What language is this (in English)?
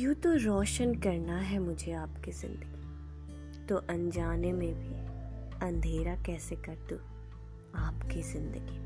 Hindi